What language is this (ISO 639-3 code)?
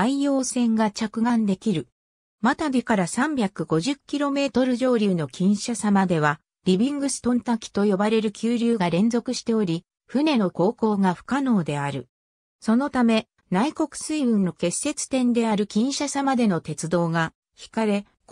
jpn